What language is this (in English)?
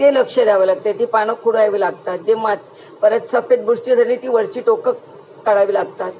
Marathi